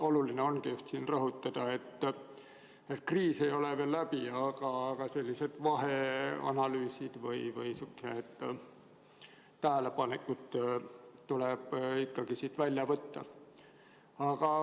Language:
Estonian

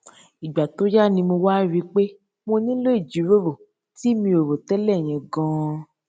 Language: Yoruba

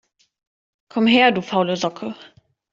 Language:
German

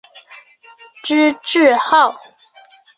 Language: Chinese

